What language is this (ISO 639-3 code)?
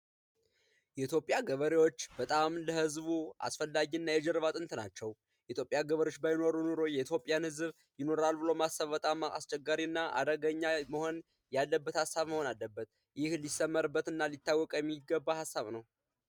amh